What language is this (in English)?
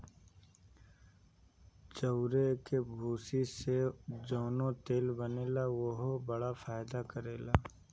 Bhojpuri